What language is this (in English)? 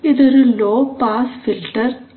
Malayalam